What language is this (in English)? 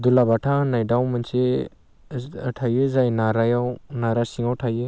Bodo